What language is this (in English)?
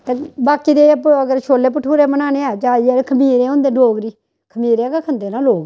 Dogri